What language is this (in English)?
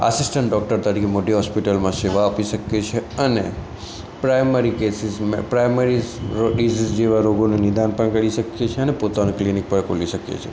Gujarati